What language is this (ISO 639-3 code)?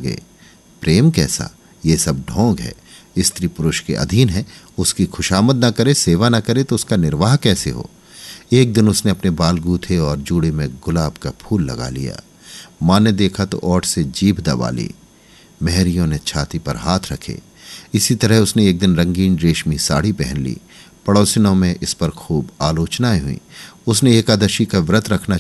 hin